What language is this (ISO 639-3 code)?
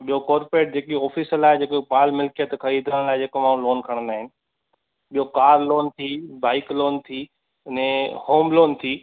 snd